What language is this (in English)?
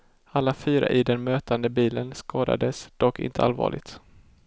Swedish